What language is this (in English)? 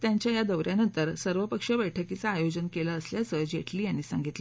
Marathi